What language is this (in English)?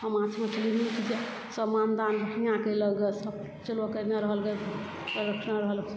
Maithili